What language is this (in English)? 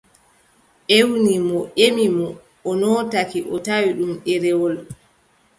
Adamawa Fulfulde